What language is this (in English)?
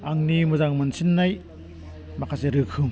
Bodo